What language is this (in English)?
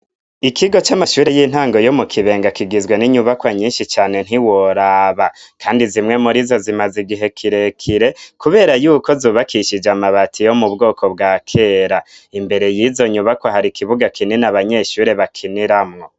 Rundi